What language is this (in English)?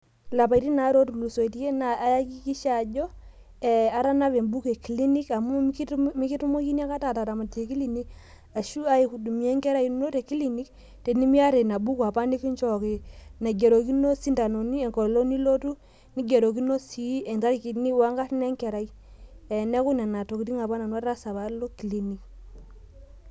Masai